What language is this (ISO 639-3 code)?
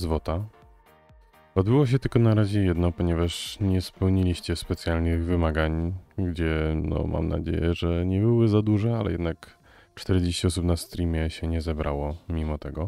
pol